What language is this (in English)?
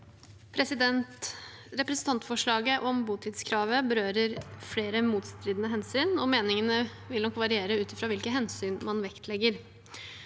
Norwegian